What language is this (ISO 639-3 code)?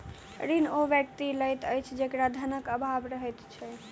mai